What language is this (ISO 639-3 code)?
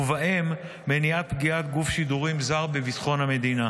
heb